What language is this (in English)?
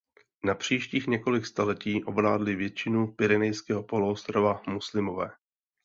Czech